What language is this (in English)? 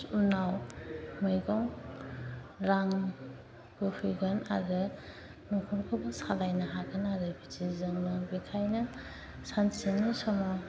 Bodo